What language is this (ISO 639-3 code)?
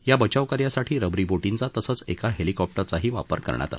mar